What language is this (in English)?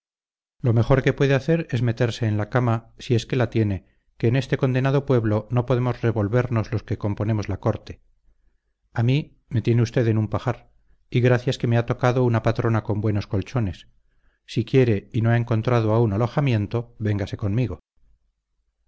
Spanish